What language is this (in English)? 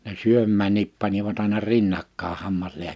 Finnish